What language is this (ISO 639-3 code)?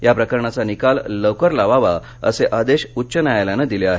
mar